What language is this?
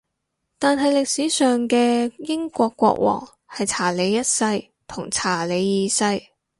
Cantonese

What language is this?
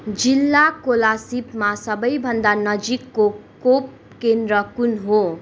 Nepali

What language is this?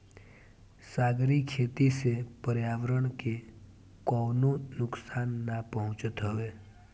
Bhojpuri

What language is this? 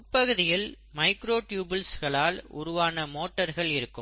Tamil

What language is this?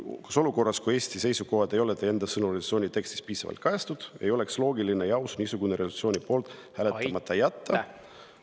Estonian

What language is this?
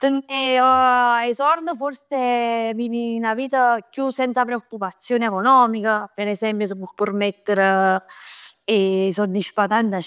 Neapolitan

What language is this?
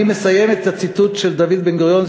Hebrew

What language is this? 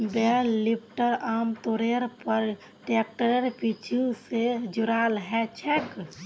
Magahi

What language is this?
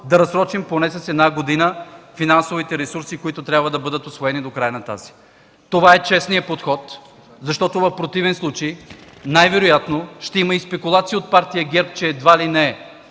Bulgarian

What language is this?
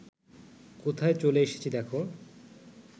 Bangla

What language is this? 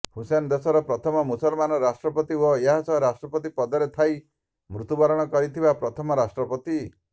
Odia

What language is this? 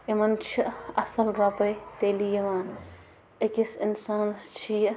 Kashmiri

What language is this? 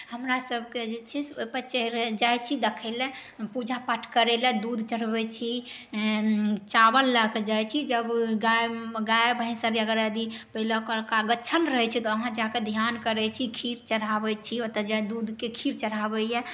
Maithili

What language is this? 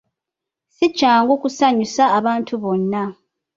Ganda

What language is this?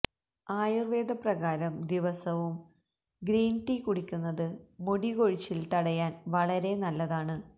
Malayalam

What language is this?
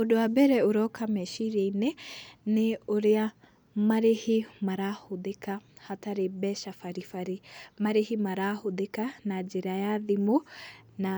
Kikuyu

